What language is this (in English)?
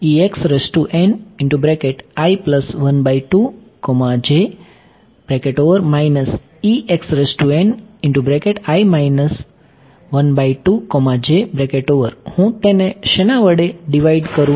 Gujarati